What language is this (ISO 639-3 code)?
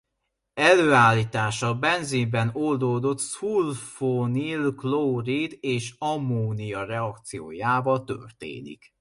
hun